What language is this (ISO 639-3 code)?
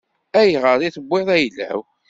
kab